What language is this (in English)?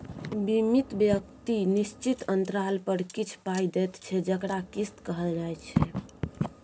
Maithili